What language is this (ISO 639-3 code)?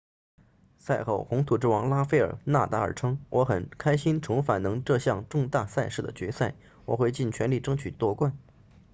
zho